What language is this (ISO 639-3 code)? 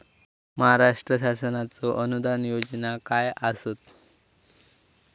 mar